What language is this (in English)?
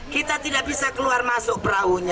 Indonesian